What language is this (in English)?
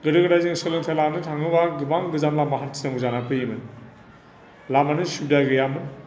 Bodo